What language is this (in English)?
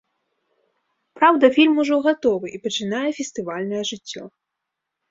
Belarusian